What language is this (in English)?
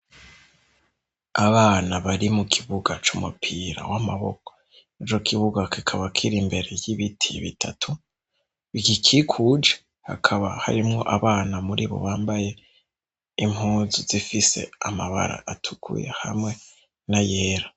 Rundi